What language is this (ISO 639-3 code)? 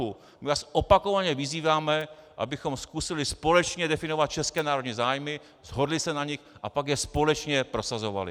ces